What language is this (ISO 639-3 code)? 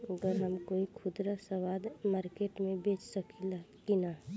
bho